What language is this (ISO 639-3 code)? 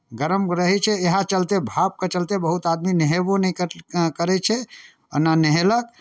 mai